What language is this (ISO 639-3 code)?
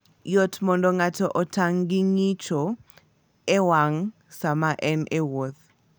luo